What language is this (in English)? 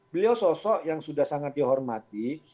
Indonesian